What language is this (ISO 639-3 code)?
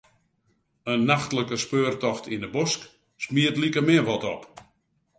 fry